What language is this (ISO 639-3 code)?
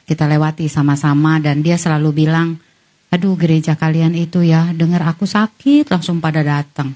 ind